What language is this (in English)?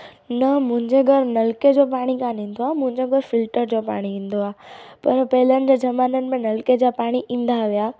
Sindhi